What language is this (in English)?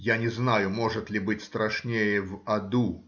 Russian